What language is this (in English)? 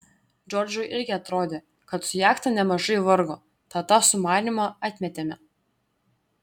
Lithuanian